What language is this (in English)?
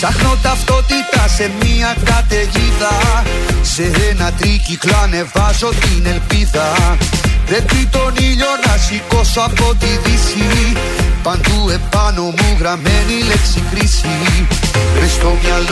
Greek